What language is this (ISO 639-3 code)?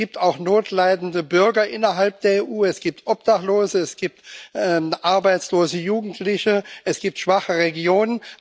deu